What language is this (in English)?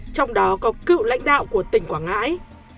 Vietnamese